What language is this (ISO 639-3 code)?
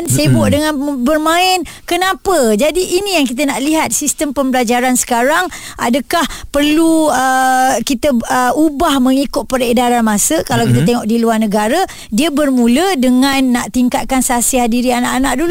msa